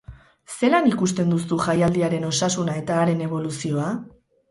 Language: Basque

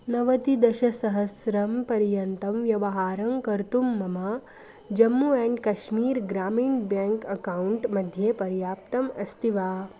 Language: Sanskrit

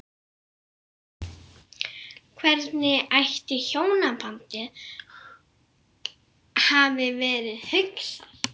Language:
Icelandic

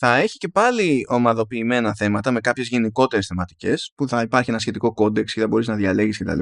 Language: Greek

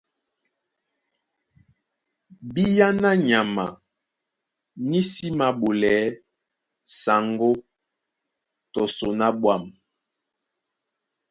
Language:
Duala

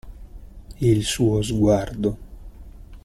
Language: Italian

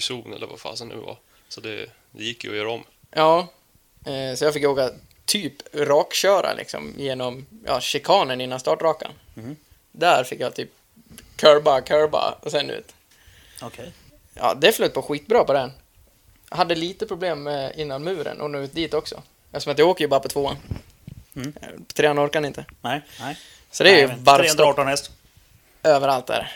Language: Swedish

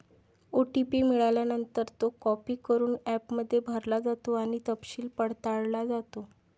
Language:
Marathi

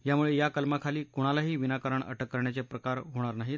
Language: Marathi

